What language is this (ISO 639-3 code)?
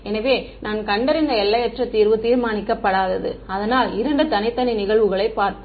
tam